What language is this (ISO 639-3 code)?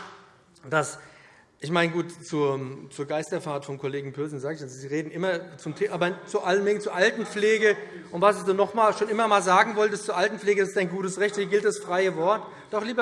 deu